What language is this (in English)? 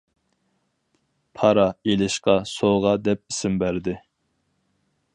Uyghur